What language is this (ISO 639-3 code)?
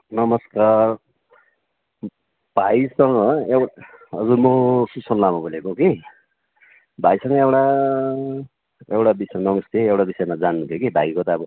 nep